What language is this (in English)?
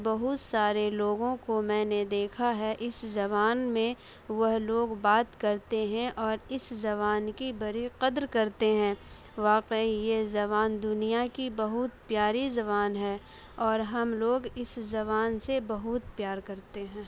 Urdu